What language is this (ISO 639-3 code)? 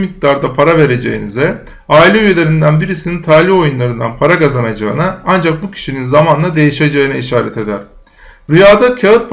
tur